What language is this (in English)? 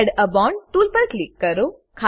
Gujarati